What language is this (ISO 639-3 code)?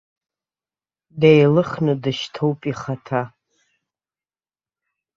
abk